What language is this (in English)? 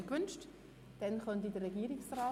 Swiss German